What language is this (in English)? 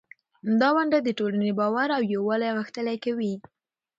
Pashto